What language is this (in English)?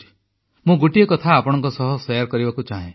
Odia